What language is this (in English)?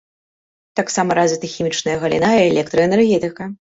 Belarusian